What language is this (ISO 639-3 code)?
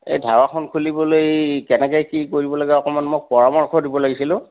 asm